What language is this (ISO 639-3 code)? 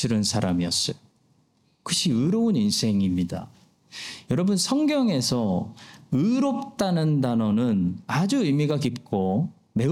kor